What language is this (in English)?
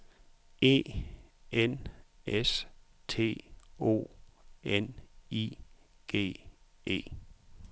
Danish